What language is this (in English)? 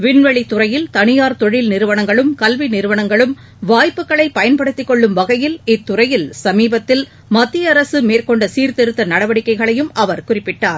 Tamil